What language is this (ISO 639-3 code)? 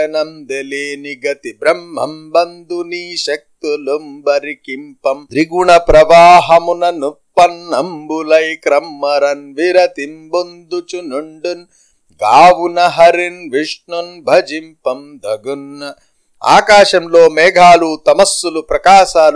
tel